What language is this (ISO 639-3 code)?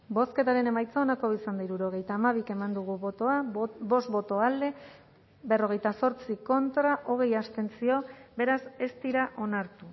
eus